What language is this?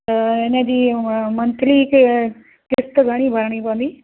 Sindhi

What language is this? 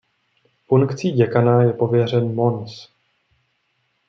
Czech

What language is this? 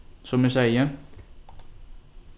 Faroese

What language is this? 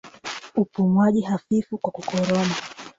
Swahili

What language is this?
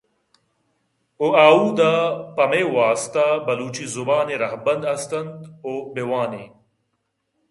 Eastern Balochi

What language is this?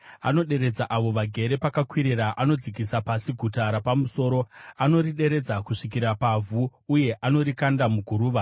Shona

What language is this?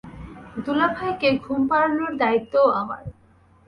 Bangla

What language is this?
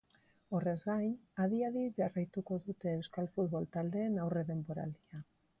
Basque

